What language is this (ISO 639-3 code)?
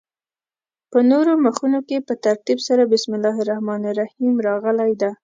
pus